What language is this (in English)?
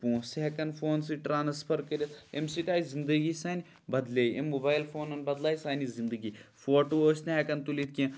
Kashmiri